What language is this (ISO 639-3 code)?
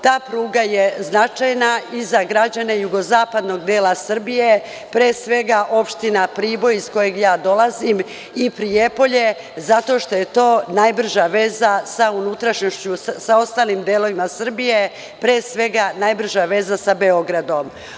srp